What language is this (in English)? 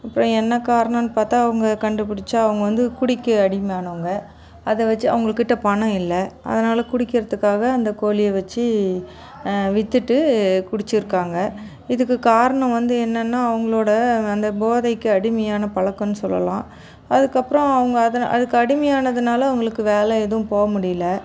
Tamil